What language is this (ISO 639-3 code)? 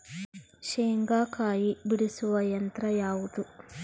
kan